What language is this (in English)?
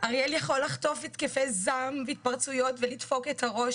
Hebrew